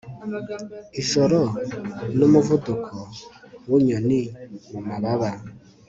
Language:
Kinyarwanda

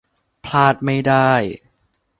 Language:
Thai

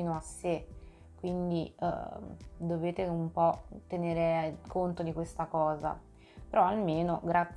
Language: Italian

